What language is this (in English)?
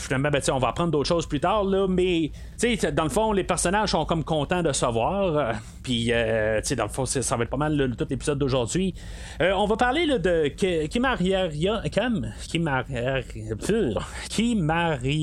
French